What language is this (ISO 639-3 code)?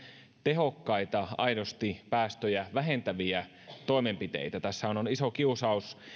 fin